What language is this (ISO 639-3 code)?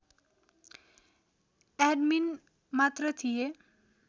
nep